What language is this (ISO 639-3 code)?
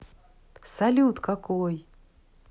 rus